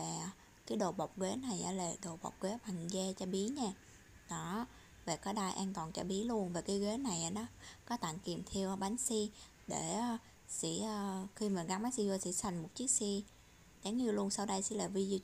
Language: Vietnamese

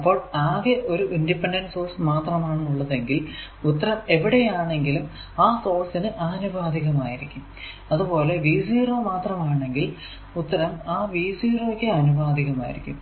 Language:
Malayalam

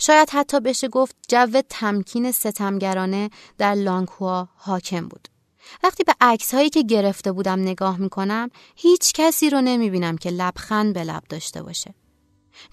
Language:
Persian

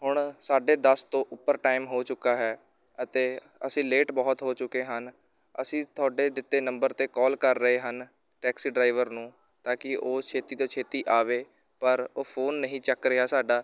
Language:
Punjabi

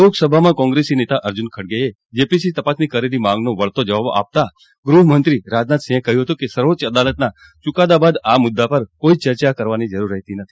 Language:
Gujarati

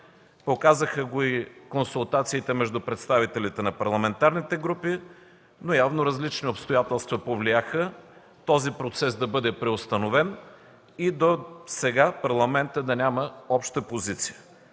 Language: Bulgarian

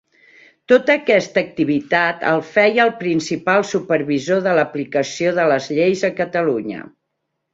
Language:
Catalan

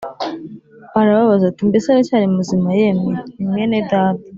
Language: Kinyarwanda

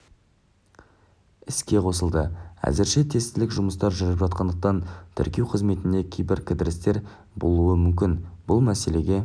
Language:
Kazakh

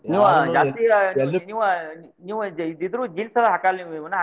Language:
Kannada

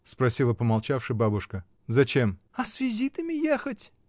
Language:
Russian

